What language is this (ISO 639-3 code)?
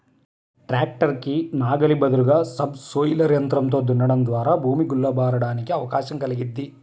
tel